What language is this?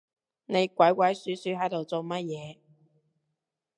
Cantonese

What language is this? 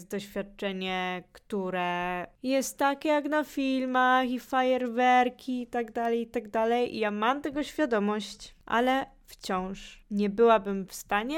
Polish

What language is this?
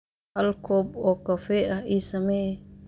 Somali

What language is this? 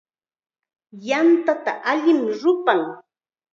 Chiquián Ancash Quechua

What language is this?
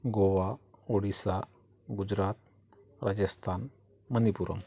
Marathi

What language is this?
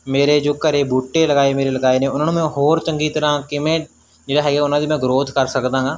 Punjabi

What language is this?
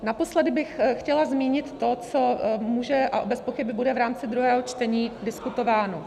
Czech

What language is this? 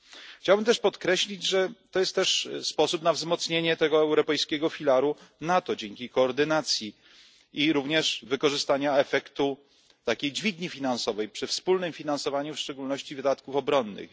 Polish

